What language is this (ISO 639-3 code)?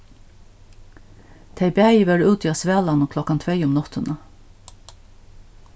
fao